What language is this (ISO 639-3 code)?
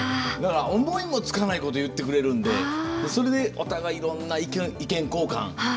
jpn